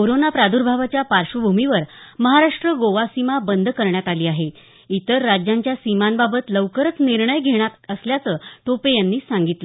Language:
Marathi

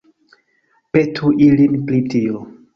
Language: Esperanto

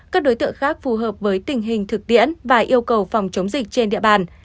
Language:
Vietnamese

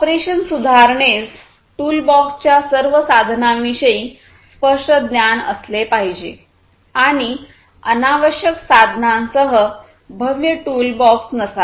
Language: Marathi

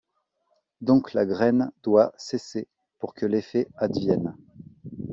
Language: French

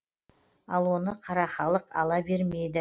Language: Kazakh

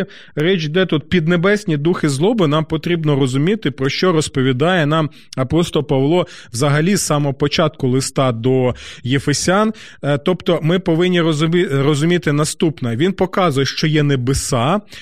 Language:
Ukrainian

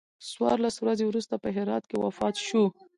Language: Pashto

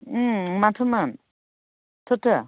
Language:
Bodo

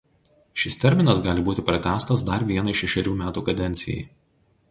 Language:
Lithuanian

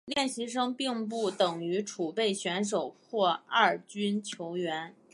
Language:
Chinese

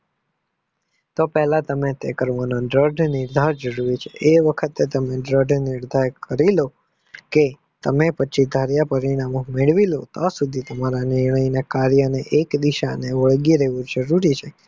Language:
Gujarati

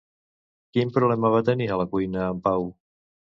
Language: Catalan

